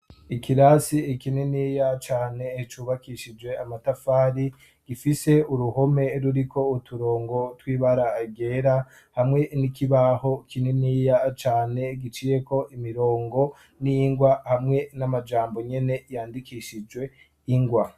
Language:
Rundi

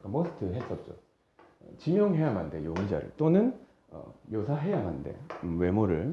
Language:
Korean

